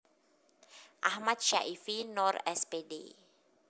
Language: Javanese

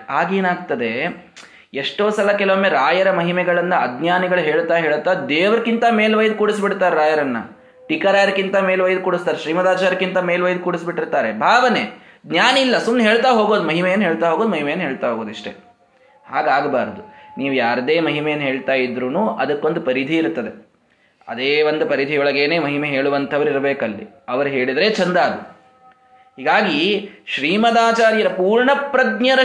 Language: Kannada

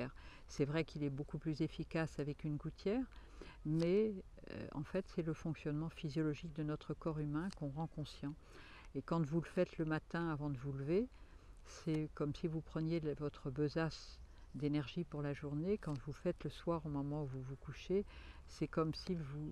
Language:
French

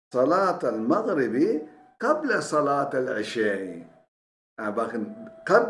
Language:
Turkish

